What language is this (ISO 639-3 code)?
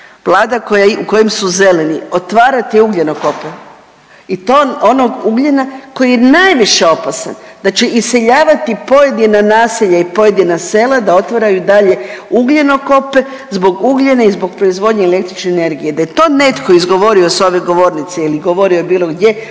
hrv